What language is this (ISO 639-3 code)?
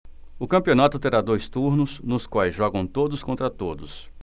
por